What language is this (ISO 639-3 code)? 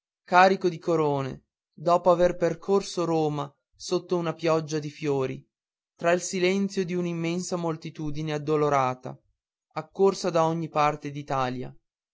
ita